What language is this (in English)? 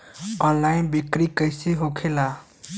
Bhojpuri